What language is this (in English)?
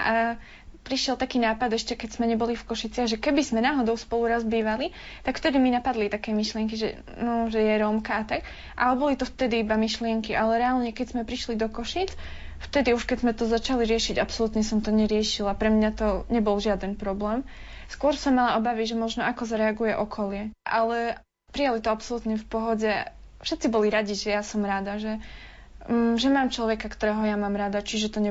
Slovak